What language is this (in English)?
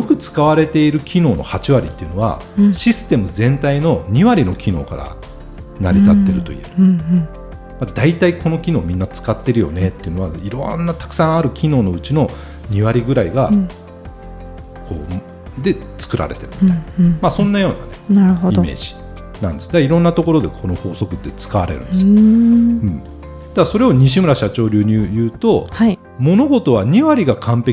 Japanese